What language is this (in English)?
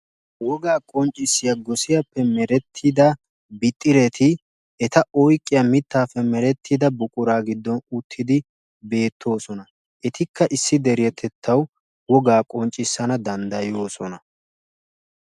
Wolaytta